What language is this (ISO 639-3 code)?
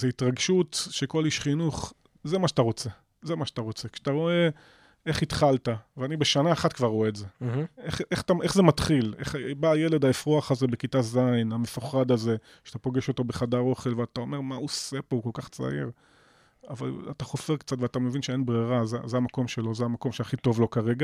heb